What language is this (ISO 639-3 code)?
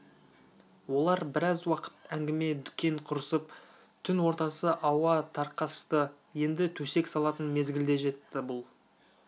kaz